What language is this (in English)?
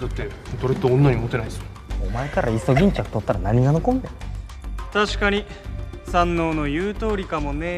Japanese